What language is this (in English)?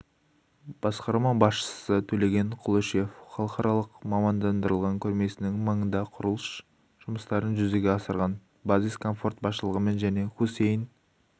Kazakh